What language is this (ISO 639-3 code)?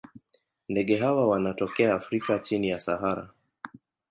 swa